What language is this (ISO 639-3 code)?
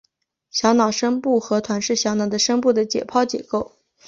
zho